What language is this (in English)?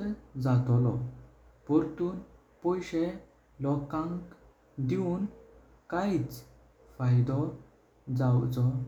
Konkani